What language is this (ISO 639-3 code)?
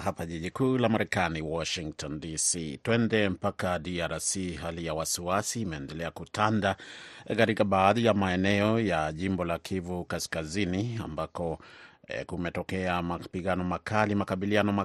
swa